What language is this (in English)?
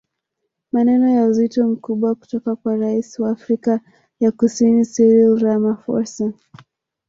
Swahili